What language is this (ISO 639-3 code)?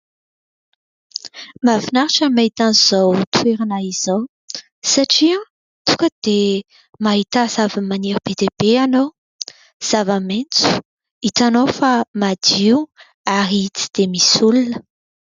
mlg